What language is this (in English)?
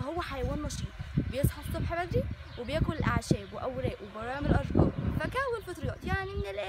Arabic